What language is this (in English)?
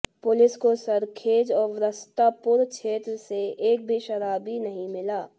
Hindi